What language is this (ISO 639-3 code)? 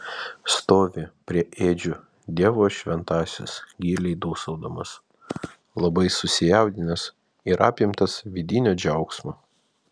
lit